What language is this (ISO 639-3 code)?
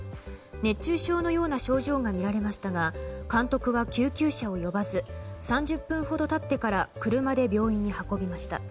jpn